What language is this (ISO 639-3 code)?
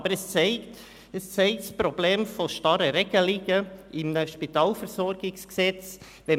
gsw